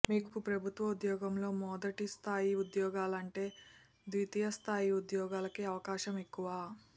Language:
Telugu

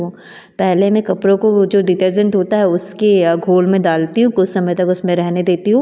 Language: Hindi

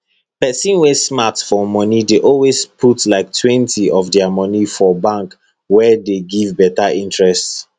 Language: Nigerian Pidgin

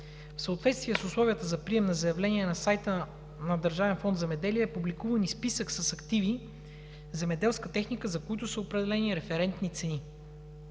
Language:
Bulgarian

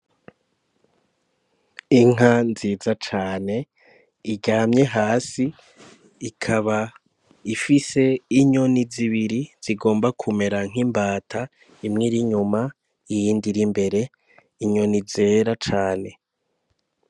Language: Rundi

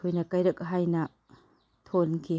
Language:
Manipuri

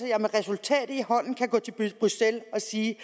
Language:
Danish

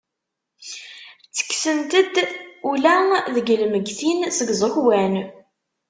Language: Kabyle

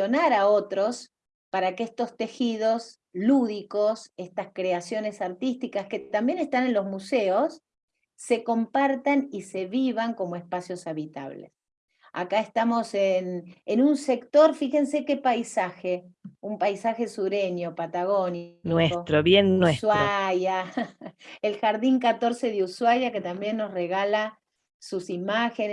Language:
Spanish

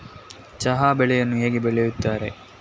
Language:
Kannada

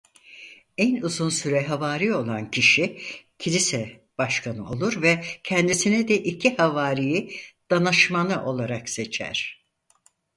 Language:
Turkish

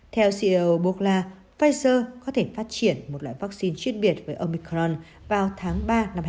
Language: Vietnamese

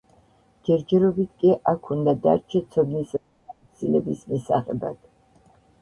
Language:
Georgian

